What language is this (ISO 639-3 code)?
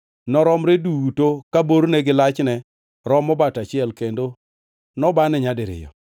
luo